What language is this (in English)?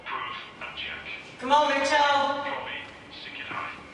Welsh